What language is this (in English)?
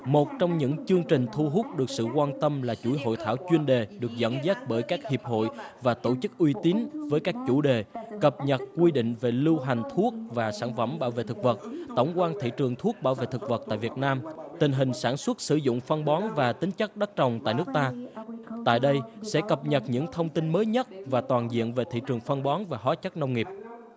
Vietnamese